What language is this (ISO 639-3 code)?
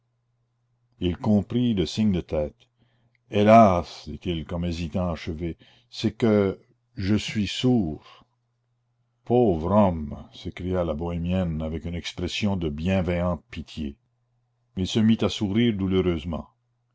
fra